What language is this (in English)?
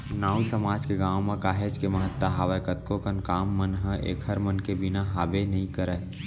Chhattisgarhi